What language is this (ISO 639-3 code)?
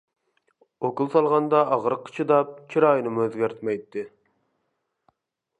uig